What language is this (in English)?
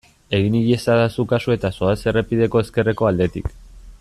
Basque